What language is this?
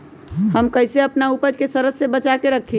Magahi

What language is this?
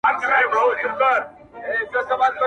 Pashto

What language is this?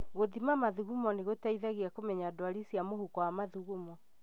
Kikuyu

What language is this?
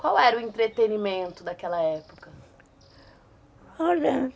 Portuguese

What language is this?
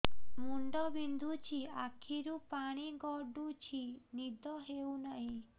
Odia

